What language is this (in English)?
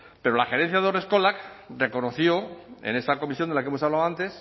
Spanish